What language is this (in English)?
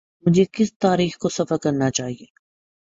Urdu